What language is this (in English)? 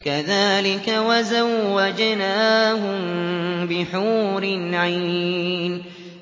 Arabic